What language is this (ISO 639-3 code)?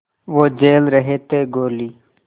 hin